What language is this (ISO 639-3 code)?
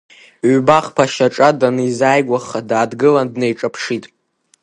abk